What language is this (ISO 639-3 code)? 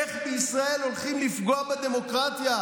heb